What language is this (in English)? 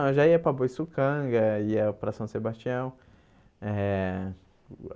Portuguese